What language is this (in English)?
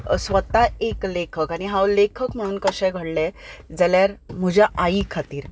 Konkani